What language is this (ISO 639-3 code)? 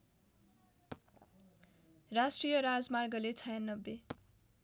nep